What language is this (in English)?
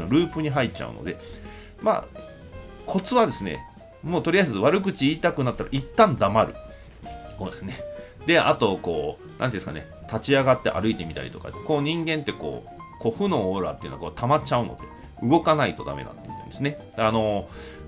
Japanese